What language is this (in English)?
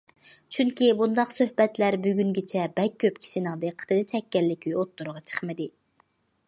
Uyghur